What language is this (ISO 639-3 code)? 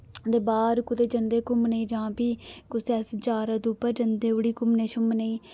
doi